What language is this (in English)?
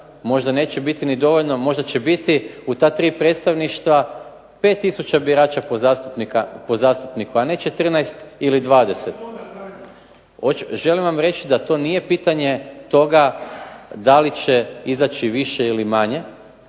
Croatian